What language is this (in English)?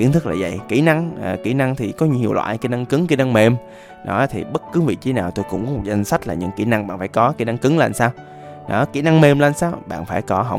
Vietnamese